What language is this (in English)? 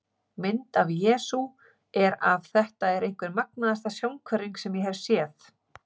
Icelandic